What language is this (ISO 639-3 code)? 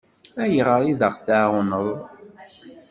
kab